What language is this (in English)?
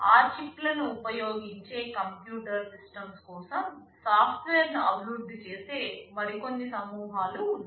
Telugu